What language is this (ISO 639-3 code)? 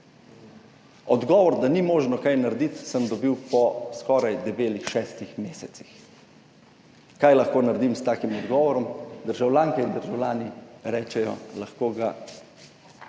slv